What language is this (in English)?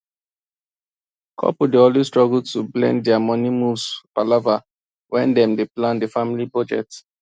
Nigerian Pidgin